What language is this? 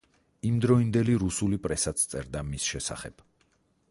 Georgian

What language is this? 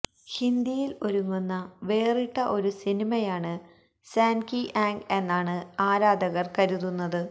Malayalam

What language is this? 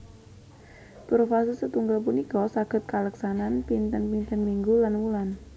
Javanese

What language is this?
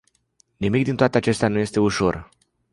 Romanian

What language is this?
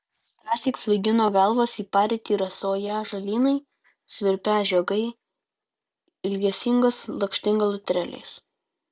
Lithuanian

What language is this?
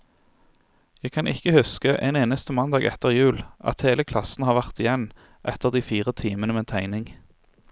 Norwegian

